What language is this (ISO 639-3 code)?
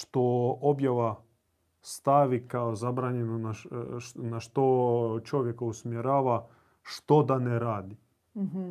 hrv